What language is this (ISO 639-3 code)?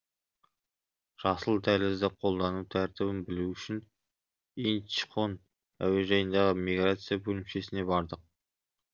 kaz